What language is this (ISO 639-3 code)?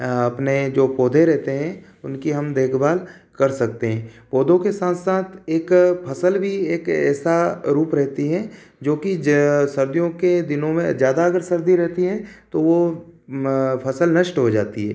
hin